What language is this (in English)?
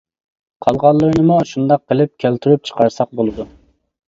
Uyghur